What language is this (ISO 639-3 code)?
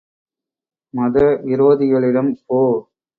tam